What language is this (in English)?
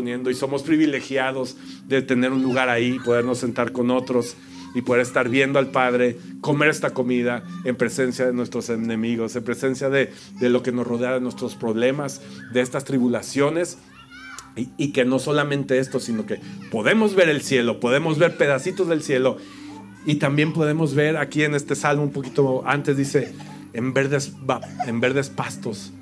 Spanish